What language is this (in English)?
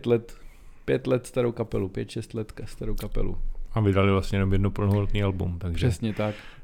Czech